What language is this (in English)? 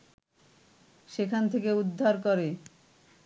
Bangla